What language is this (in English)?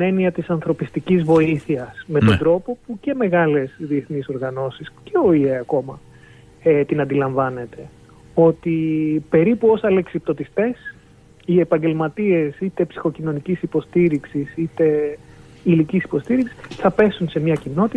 Greek